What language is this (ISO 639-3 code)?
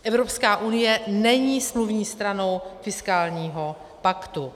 ces